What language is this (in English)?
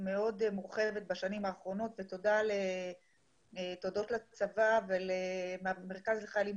Hebrew